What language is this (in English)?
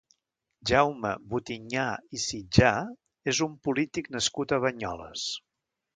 Catalan